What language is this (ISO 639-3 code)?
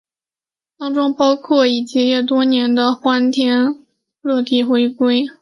zho